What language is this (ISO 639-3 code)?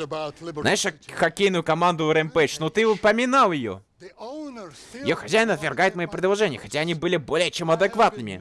rus